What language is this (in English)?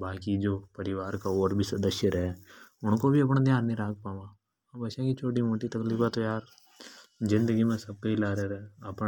Hadothi